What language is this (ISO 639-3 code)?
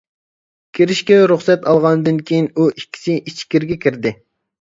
uig